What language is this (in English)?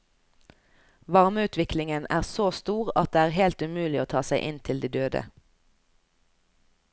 Norwegian